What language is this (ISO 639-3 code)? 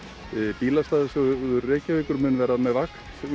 isl